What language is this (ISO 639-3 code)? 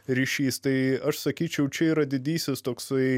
lit